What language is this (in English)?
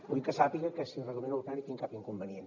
Catalan